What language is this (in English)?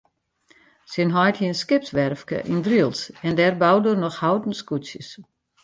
Western Frisian